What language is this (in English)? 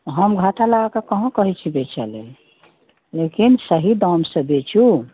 Maithili